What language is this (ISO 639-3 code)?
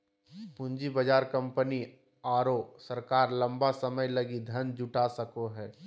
mag